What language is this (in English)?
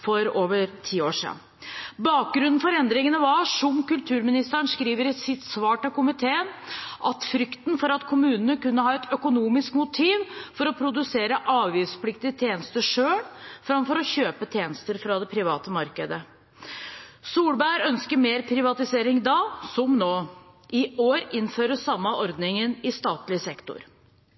Norwegian Bokmål